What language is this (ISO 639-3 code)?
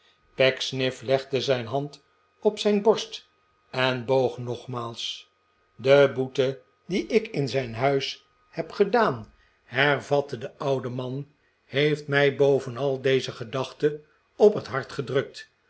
nld